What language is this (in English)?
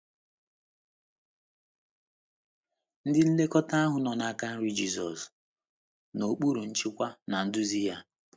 Igbo